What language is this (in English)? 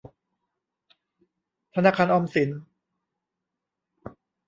Thai